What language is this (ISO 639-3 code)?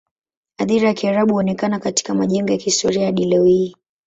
swa